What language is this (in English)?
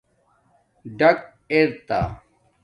Domaaki